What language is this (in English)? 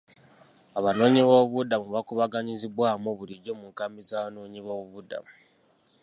Ganda